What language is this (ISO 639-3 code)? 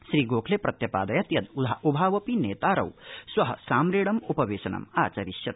san